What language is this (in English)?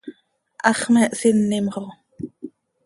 Seri